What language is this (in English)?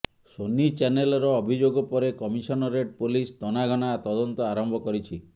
Odia